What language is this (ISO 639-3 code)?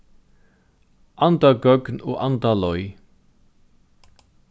fao